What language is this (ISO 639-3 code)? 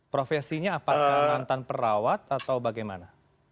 ind